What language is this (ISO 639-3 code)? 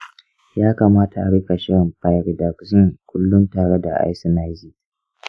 hau